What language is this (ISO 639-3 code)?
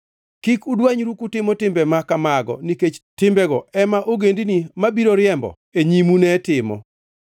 luo